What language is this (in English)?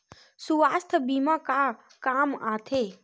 Chhattisgarhi